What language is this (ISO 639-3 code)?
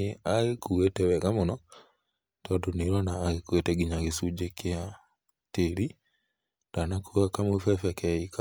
kik